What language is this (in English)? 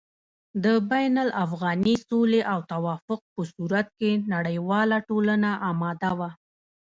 Pashto